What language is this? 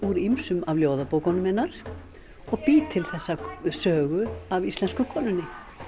Icelandic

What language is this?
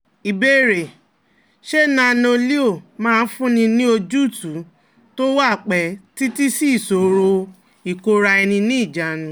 Yoruba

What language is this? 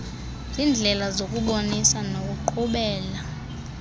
Xhosa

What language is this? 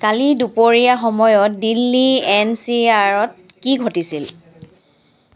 Assamese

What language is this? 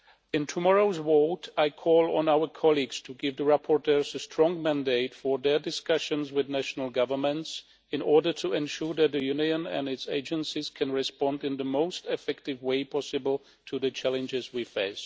English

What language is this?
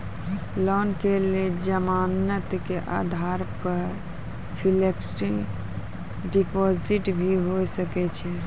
Maithili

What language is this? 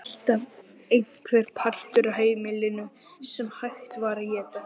Icelandic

